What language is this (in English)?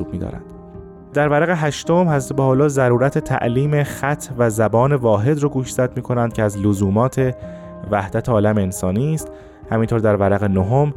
Persian